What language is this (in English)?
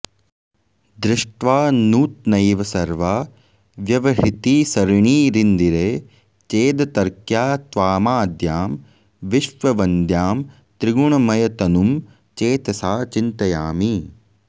Sanskrit